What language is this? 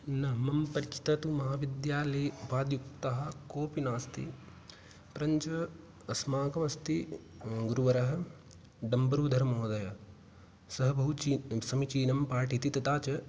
Sanskrit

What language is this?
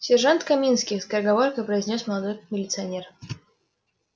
Russian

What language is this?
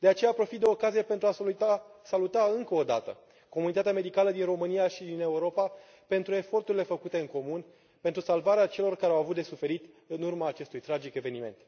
Romanian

